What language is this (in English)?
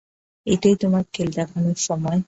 Bangla